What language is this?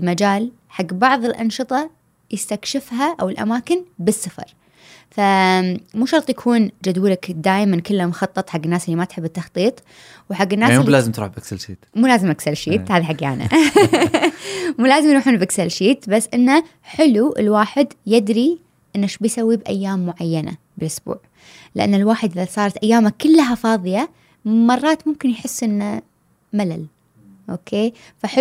Arabic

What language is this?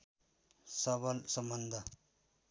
Nepali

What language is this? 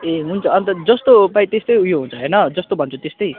Nepali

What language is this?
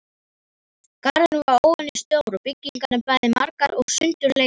Icelandic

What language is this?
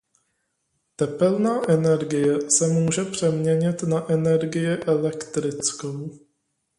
Czech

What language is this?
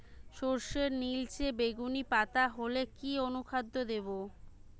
Bangla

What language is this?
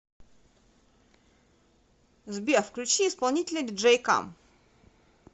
Russian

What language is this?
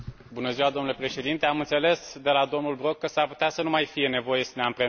Romanian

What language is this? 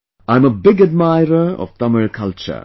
English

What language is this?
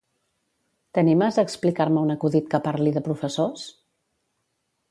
Catalan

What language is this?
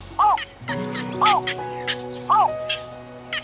Vietnamese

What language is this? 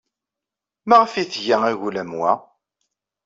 Kabyle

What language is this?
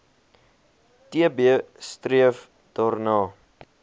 Afrikaans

